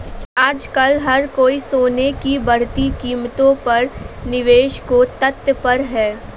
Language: Hindi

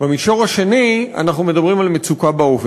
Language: Hebrew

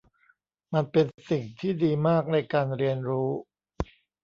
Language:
Thai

